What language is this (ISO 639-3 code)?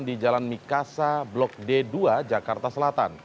ind